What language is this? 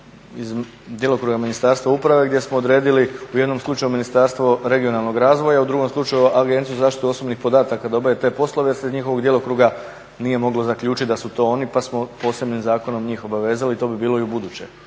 Croatian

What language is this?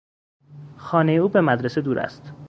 Persian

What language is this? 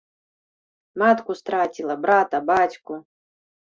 Belarusian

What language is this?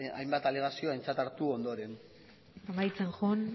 Basque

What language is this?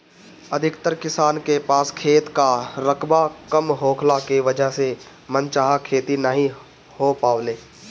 Bhojpuri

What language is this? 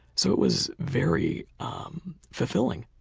English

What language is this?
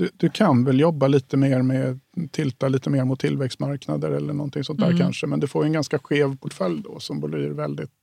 Swedish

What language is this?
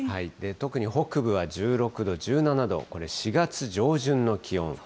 Japanese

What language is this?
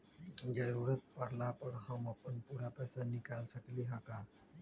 Magahi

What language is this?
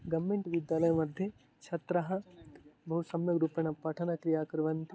Sanskrit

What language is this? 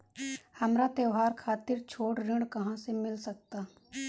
Bhojpuri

